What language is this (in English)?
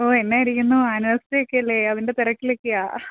Malayalam